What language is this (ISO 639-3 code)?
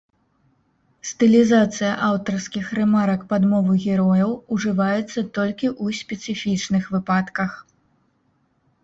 bel